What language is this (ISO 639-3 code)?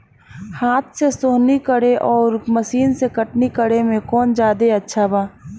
bho